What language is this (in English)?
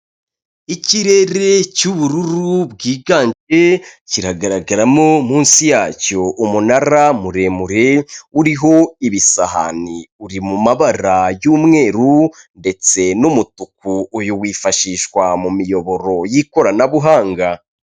Kinyarwanda